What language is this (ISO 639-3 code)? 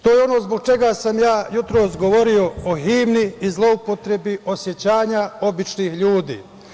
srp